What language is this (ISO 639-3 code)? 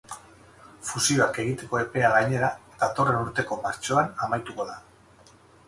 eus